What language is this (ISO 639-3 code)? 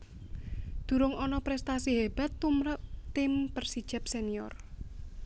jav